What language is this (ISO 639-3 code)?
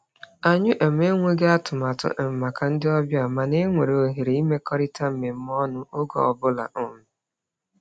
ibo